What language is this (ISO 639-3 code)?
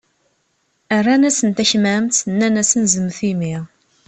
kab